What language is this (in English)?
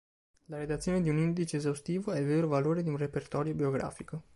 Italian